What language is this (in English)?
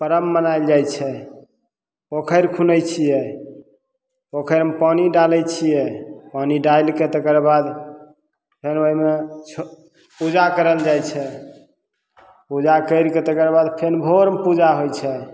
Maithili